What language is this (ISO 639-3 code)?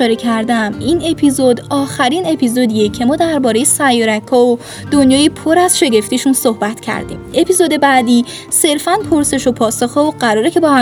fas